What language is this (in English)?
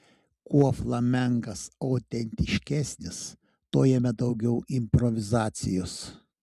Lithuanian